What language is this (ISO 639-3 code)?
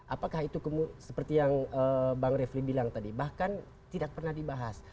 ind